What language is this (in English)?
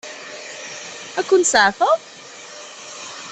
Kabyle